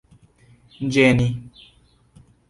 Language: Esperanto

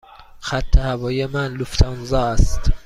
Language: Persian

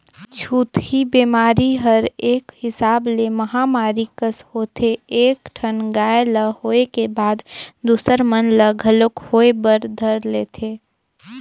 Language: Chhattisgarhi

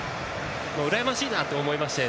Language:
Japanese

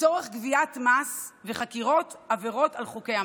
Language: Hebrew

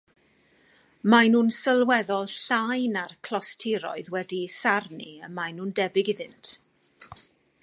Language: Welsh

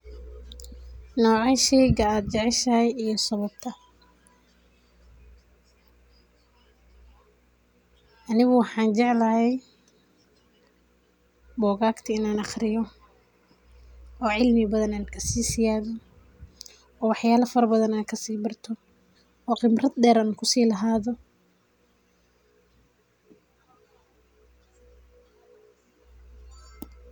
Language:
Somali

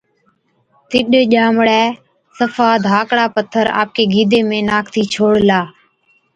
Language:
Od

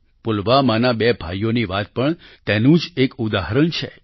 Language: Gujarati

